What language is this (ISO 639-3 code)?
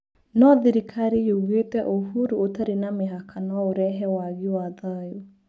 kik